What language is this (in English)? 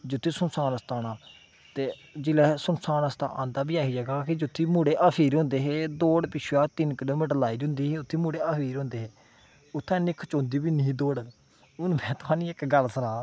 Dogri